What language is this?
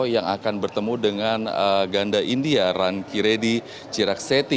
Indonesian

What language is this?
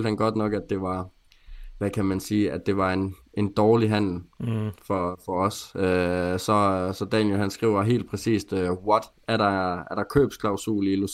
Danish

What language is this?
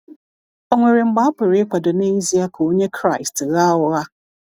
Igbo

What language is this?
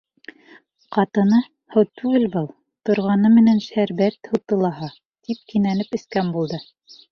Bashkir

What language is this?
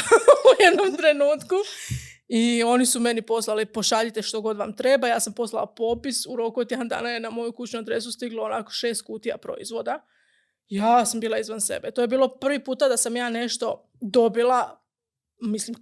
Croatian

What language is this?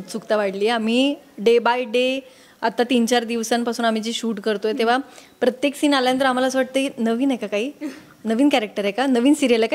Marathi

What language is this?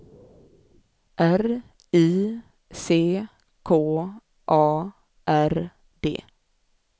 Swedish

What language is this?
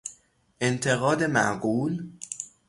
Persian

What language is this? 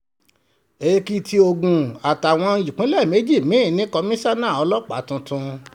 Yoruba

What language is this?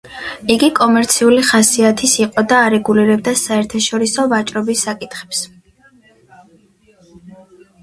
Georgian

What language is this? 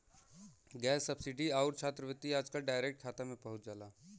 Bhojpuri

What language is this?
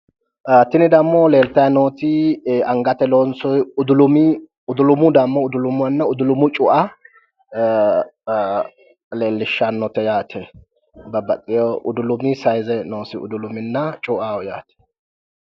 Sidamo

